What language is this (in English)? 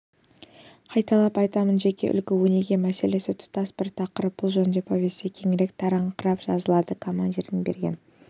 Kazakh